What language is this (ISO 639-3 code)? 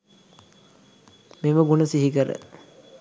sin